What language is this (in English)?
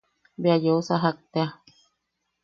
Yaqui